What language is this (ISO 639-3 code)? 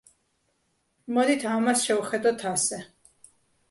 kat